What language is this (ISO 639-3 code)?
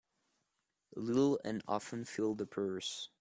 eng